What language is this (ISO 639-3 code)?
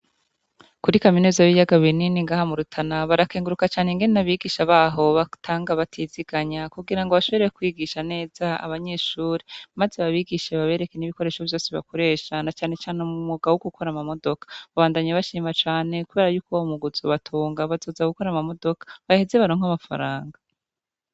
run